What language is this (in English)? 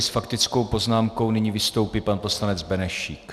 Czech